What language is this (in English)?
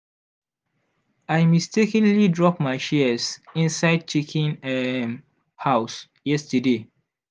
Nigerian Pidgin